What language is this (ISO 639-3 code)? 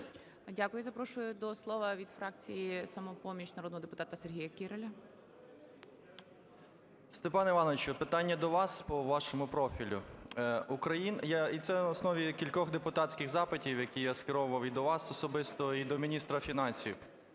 ukr